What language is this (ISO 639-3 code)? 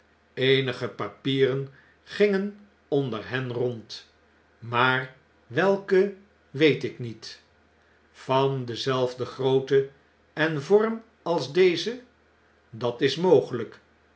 nld